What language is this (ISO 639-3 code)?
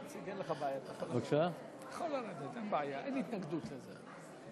heb